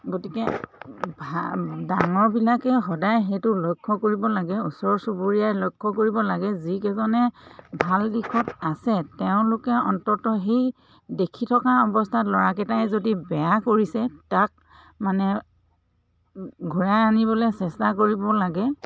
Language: Assamese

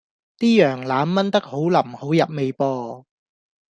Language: Cantonese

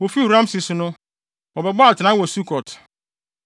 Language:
Akan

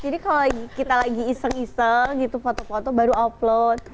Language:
Indonesian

